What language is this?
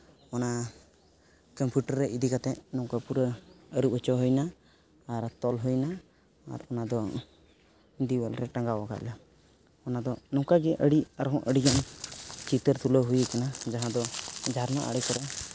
Santali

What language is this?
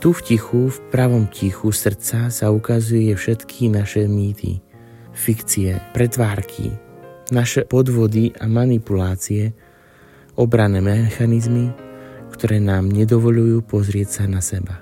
Slovak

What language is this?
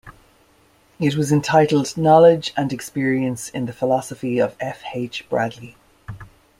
English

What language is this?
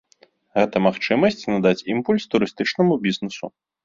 Belarusian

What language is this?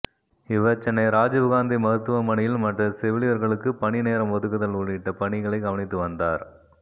Tamil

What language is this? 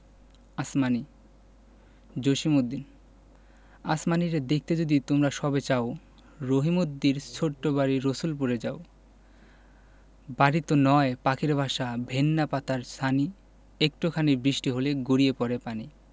Bangla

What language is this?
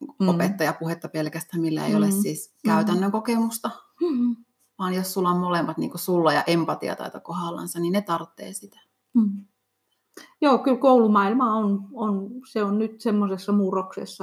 Finnish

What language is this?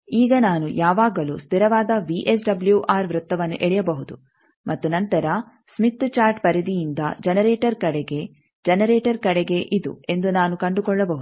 Kannada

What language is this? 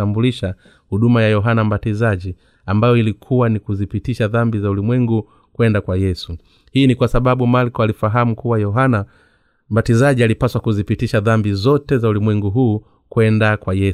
Swahili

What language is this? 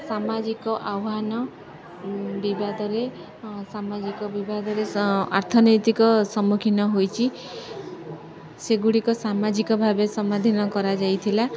Odia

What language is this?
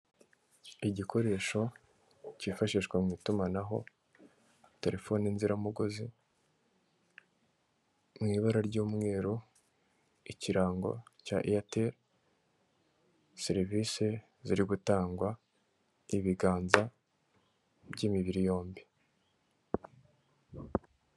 Kinyarwanda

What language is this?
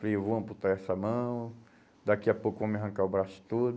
Portuguese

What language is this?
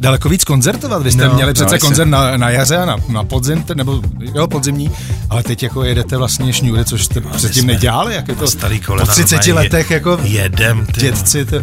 Czech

